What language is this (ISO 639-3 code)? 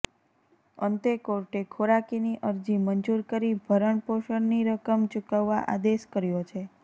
guj